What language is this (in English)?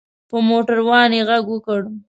Pashto